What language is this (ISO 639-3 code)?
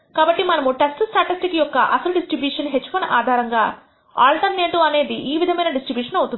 tel